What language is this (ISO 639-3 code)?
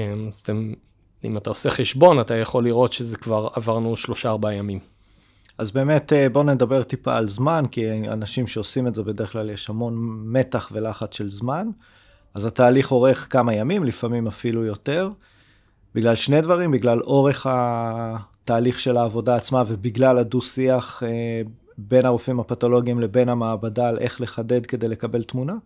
heb